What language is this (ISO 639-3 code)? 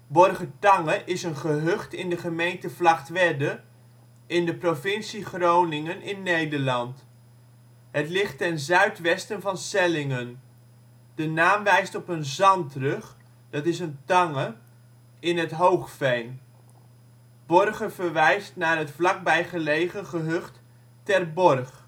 nld